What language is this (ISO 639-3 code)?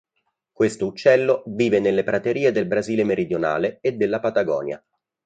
ita